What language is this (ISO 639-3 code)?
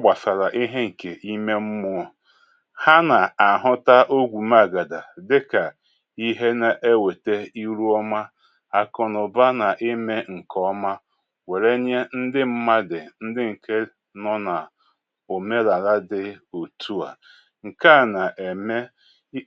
ibo